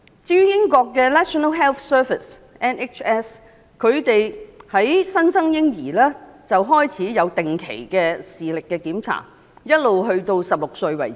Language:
Cantonese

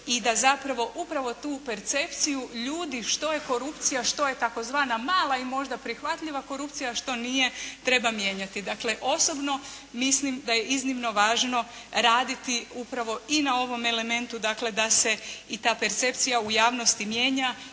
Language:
Croatian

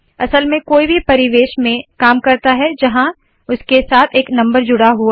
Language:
Hindi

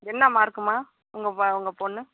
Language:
Tamil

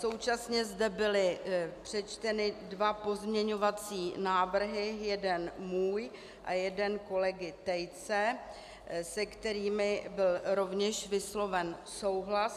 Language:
Czech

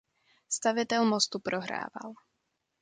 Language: Czech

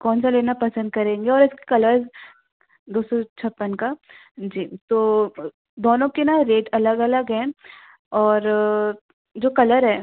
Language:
Hindi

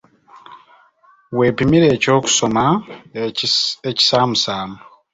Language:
Ganda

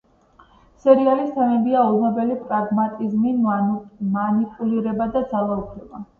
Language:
Georgian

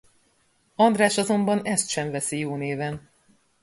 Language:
Hungarian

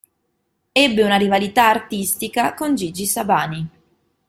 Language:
Italian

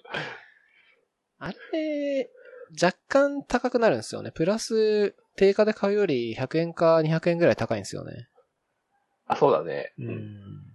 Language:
Japanese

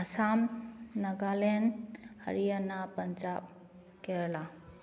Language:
Manipuri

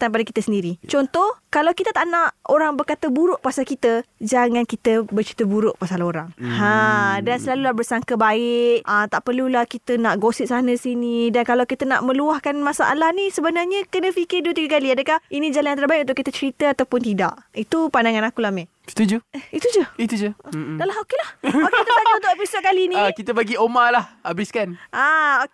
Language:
Malay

